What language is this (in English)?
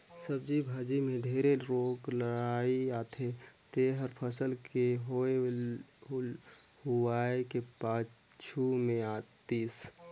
Chhattisgarhi